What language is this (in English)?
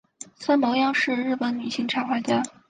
Chinese